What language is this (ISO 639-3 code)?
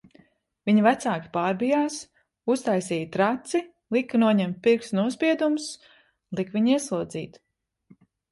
lav